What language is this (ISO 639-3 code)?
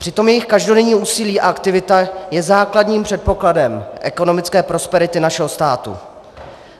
ces